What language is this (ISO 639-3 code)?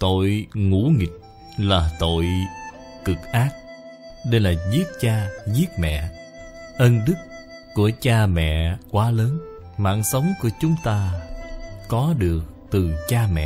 vie